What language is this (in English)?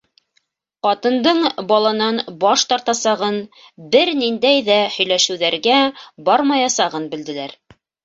Bashkir